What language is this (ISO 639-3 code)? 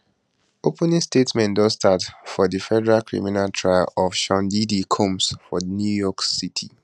pcm